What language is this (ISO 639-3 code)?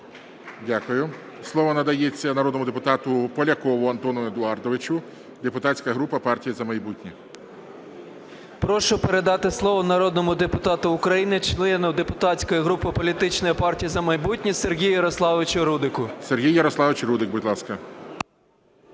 ukr